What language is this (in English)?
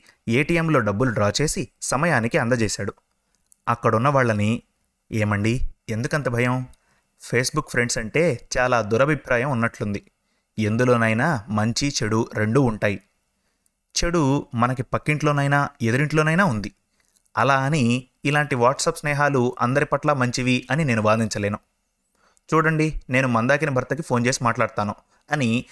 Telugu